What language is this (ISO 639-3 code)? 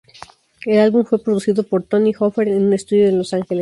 spa